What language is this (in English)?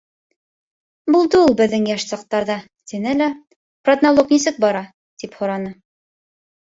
Bashkir